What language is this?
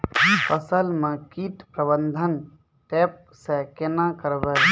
Maithili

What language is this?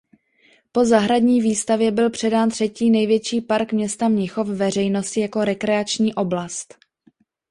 Czech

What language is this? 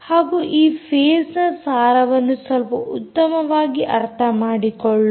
Kannada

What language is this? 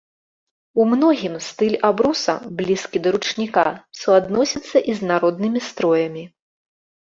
Belarusian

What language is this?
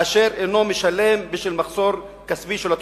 Hebrew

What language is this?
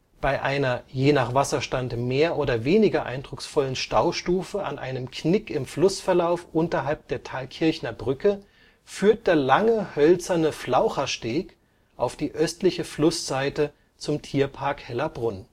German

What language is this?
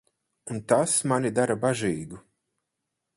Latvian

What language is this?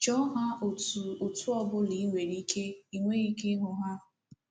Igbo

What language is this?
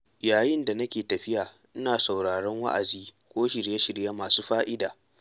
Hausa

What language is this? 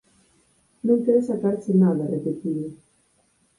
Galician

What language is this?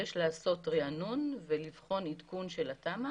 Hebrew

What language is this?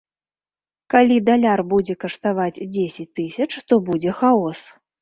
Belarusian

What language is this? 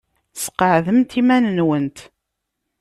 Kabyle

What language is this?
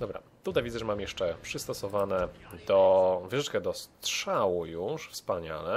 Polish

